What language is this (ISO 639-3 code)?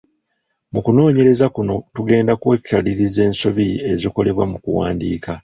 lug